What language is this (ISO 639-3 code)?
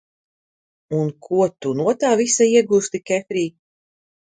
lav